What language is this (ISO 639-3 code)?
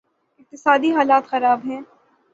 urd